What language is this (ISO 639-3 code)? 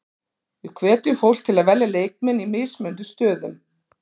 isl